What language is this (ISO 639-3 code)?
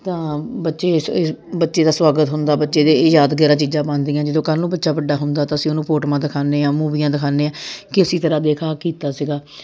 pan